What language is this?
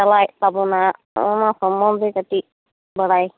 Santali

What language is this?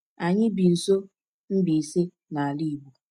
Igbo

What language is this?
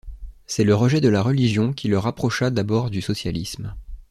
French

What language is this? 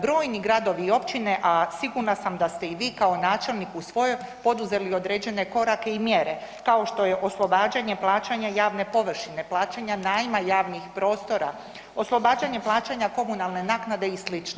Croatian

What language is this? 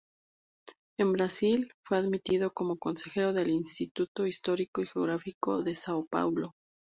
Spanish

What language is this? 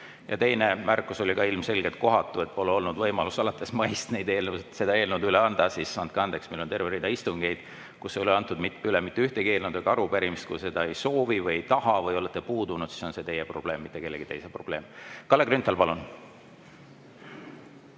Estonian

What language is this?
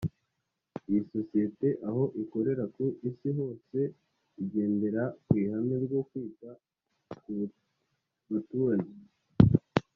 Kinyarwanda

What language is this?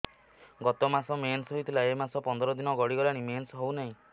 Odia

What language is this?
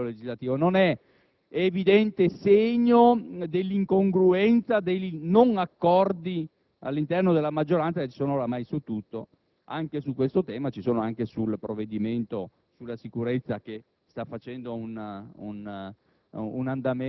Italian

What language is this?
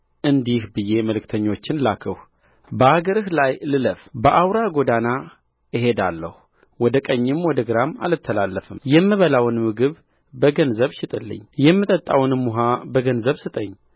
Amharic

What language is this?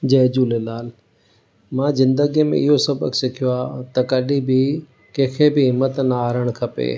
Sindhi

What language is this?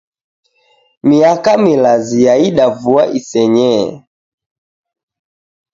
Taita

